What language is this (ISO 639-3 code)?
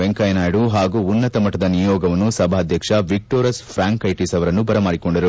kan